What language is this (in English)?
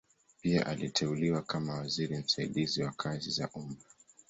Swahili